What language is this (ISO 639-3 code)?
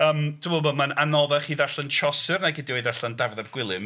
cym